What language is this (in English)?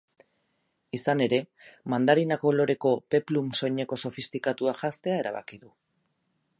Basque